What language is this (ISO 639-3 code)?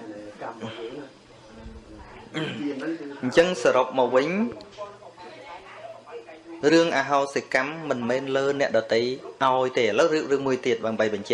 vie